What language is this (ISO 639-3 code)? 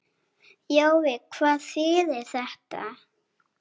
isl